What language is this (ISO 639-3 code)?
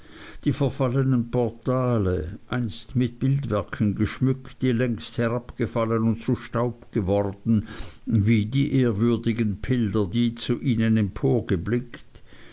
deu